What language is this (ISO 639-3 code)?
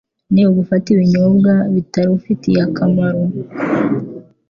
kin